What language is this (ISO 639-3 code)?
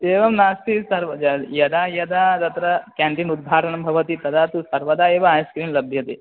san